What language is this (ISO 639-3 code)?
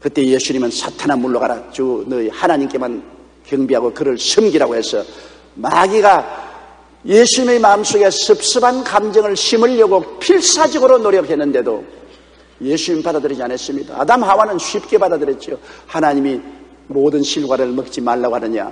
kor